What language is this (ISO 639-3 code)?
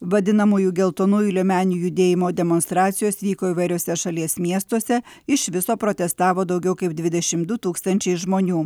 lit